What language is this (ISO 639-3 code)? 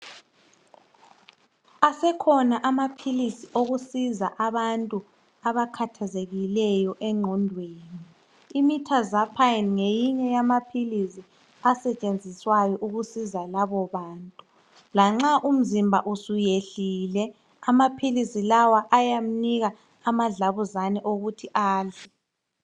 nde